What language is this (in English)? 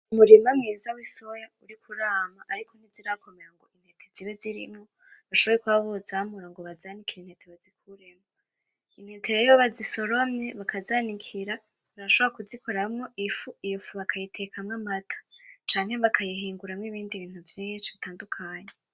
Rundi